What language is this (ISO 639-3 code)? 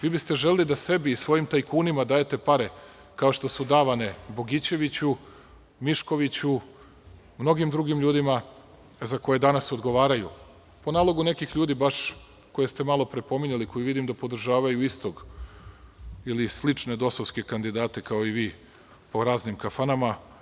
srp